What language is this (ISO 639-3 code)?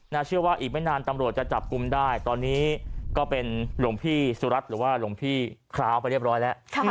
tha